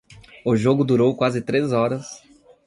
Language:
Portuguese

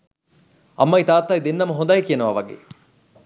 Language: Sinhala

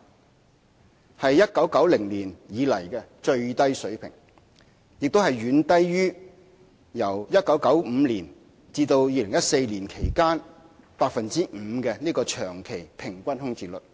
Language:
Cantonese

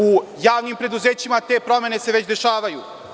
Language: Serbian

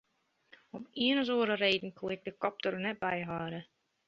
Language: Western Frisian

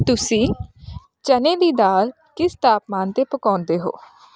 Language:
Punjabi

